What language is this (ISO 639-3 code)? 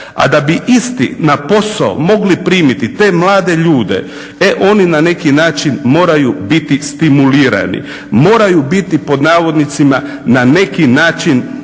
hrv